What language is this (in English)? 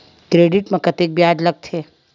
Chhattisgarhi